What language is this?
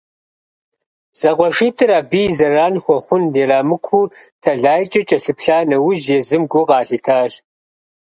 Kabardian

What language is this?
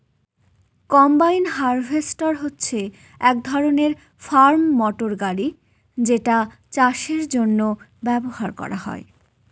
Bangla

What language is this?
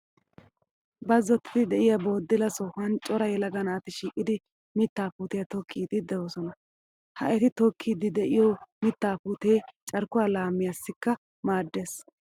Wolaytta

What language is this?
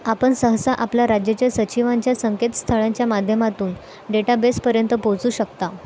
Marathi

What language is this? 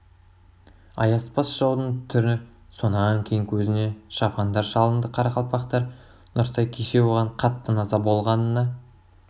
Kazakh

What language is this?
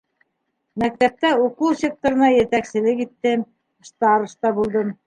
Bashkir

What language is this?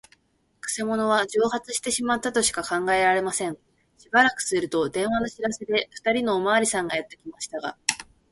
Japanese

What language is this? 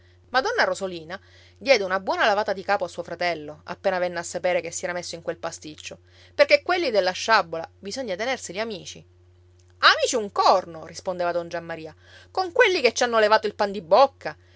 Italian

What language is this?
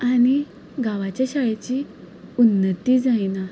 Konkani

